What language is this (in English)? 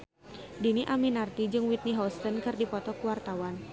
Sundanese